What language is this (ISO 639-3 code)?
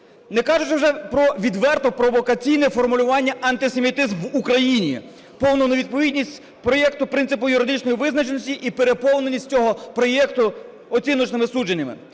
ukr